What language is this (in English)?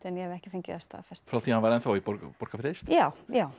Icelandic